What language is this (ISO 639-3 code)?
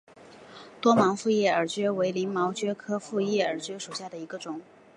zho